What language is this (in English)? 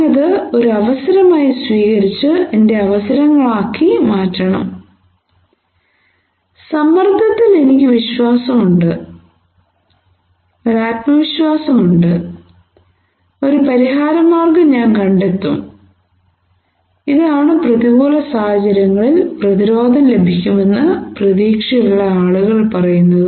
Malayalam